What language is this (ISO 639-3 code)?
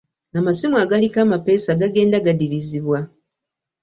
lug